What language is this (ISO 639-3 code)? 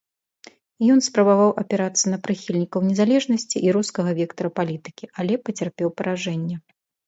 bel